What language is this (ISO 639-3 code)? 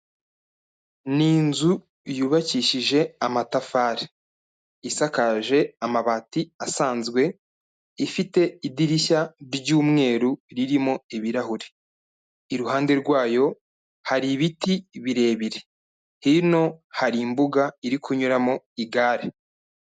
kin